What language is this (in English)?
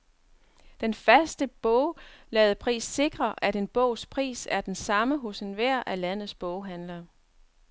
Danish